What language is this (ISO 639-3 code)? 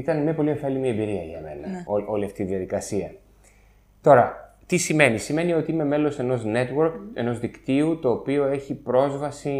ell